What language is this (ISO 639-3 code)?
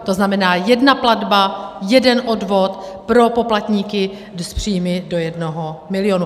ces